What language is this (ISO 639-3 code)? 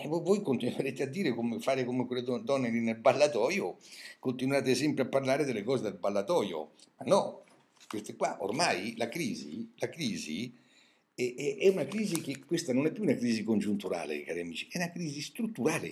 ita